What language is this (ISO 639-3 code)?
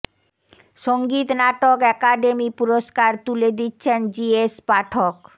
ben